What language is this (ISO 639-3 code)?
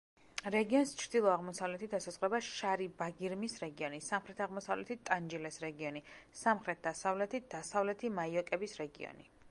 kat